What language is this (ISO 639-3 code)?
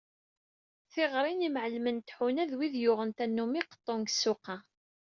kab